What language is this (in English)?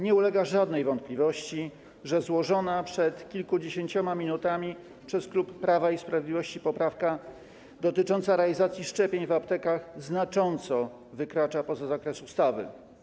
Polish